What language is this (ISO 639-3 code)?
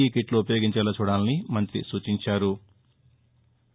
tel